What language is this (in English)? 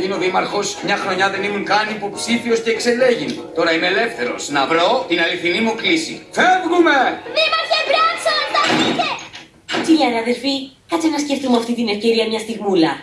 Greek